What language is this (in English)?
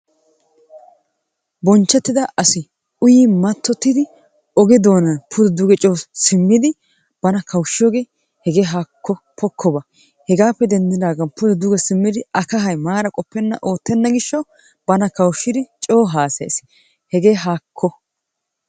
Wolaytta